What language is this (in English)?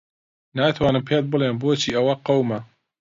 Central Kurdish